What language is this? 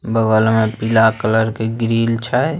Magahi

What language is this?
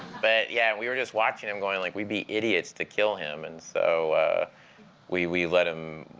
English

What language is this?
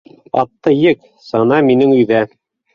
Bashkir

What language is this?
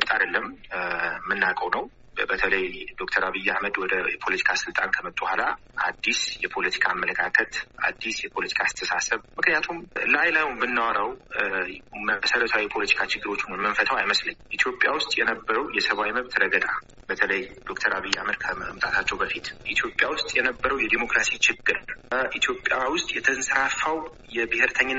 Amharic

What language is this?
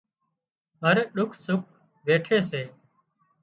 Wadiyara Koli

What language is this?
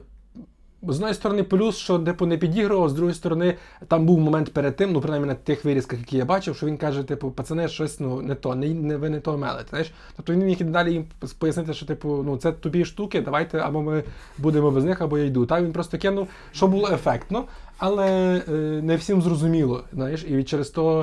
Ukrainian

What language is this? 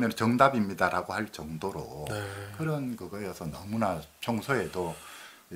Korean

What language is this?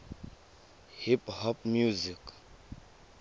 Tswana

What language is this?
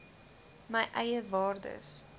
Afrikaans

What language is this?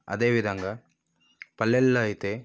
Telugu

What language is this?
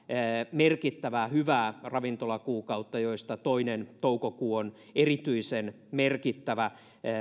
Finnish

